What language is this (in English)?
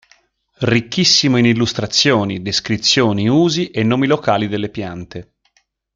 Italian